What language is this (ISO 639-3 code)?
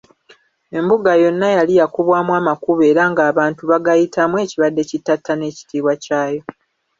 lug